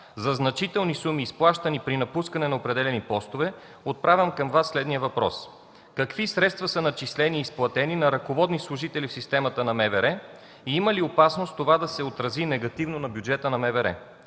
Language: Bulgarian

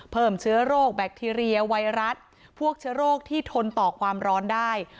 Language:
Thai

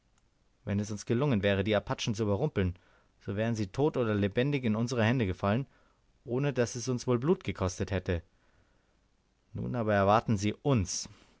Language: German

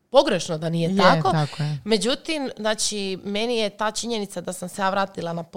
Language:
Croatian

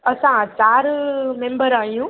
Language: Sindhi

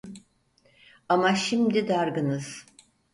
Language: Turkish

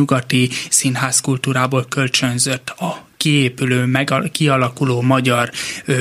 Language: Hungarian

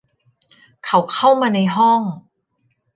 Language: Thai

